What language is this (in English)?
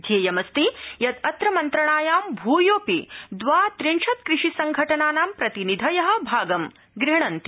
Sanskrit